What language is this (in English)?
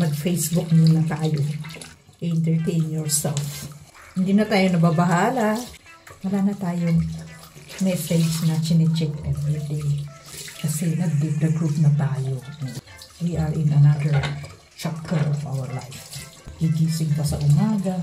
Filipino